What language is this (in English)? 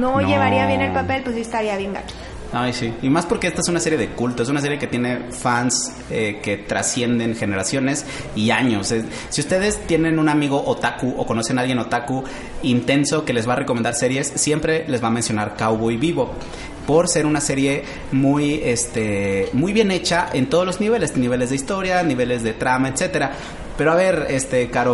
Spanish